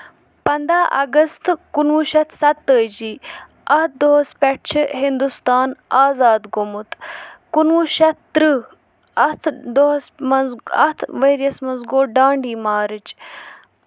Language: Kashmiri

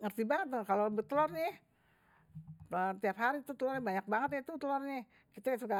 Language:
Betawi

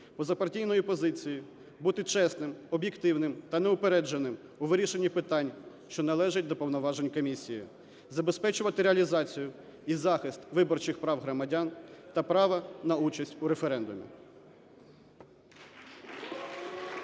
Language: Ukrainian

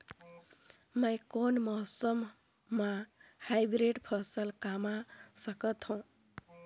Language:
Chhattisgarhi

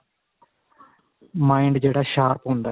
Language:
Punjabi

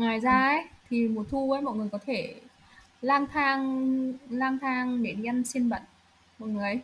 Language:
Vietnamese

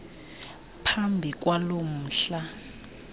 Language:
Xhosa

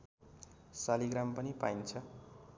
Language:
Nepali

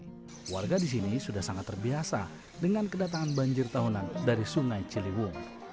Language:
Indonesian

